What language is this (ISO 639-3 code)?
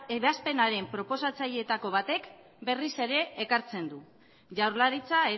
eus